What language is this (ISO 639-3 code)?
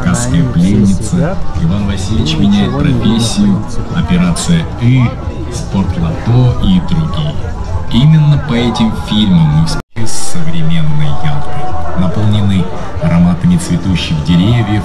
rus